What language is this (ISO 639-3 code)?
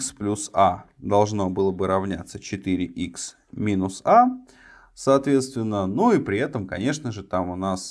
rus